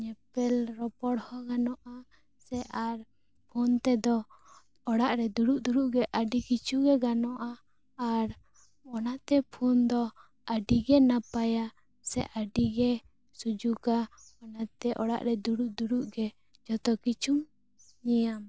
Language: Santali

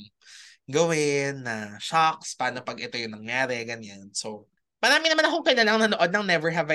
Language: Filipino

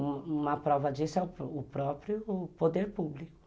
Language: Portuguese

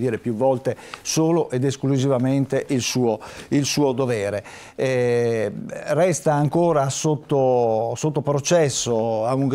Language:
Italian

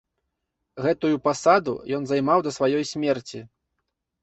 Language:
Belarusian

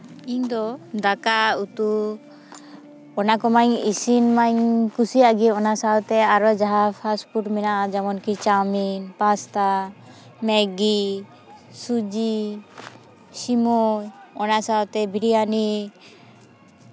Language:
Santali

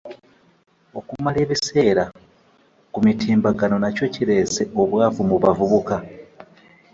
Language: Ganda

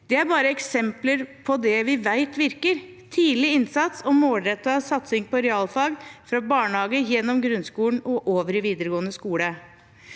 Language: Norwegian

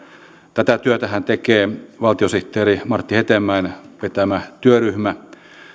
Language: Finnish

